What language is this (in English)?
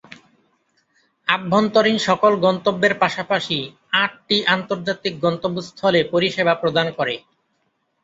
Bangla